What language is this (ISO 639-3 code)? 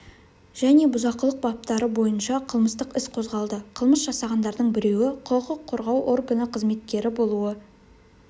kaz